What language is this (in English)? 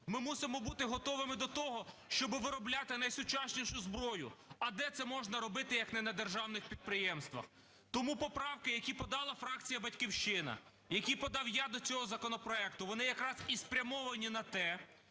Ukrainian